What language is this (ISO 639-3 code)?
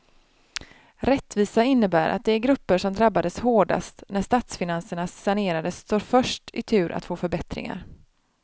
swe